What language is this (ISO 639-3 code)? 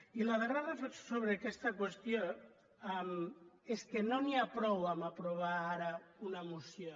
cat